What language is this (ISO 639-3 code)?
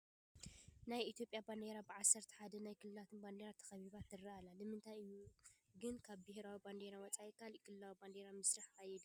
tir